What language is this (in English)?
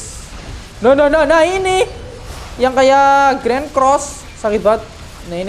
Indonesian